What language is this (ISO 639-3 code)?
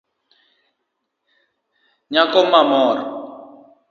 luo